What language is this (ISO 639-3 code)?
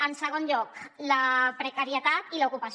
cat